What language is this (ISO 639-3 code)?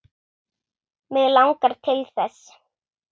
isl